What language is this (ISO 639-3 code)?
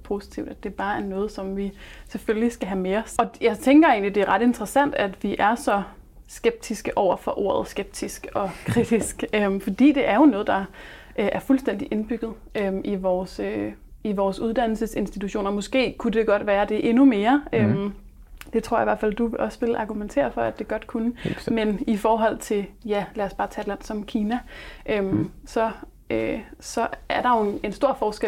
dan